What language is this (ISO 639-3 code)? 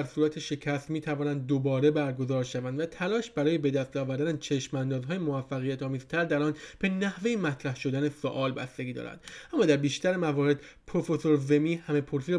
fas